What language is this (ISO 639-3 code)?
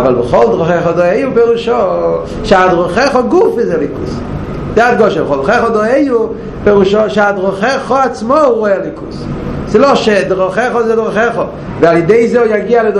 heb